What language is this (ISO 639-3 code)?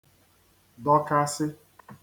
ibo